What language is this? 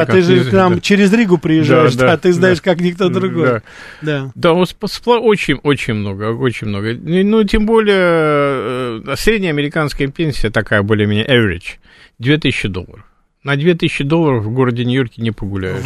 Russian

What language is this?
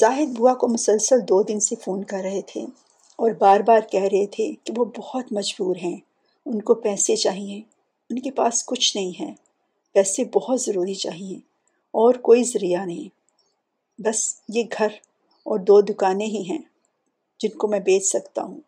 Urdu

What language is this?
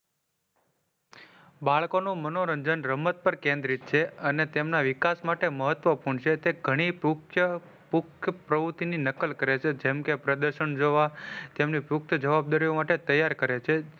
Gujarati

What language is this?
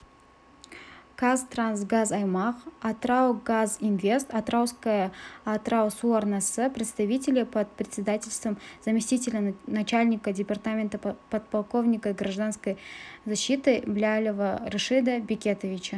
Kazakh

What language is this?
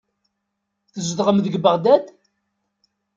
Kabyle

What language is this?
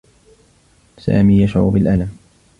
Arabic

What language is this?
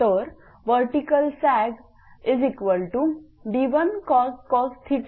Marathi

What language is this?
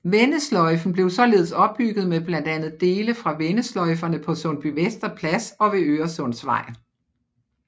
Danish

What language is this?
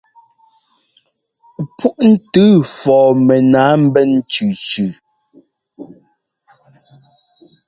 Ngomba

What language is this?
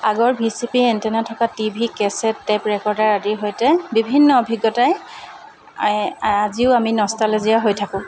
Assamese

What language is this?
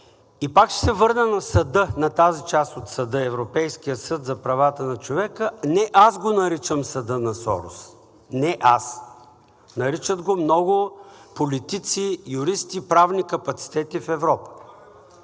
Bulgarian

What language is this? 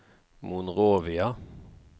Norwegian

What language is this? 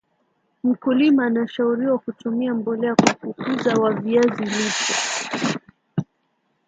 Swahili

